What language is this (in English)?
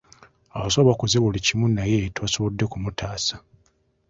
Ganda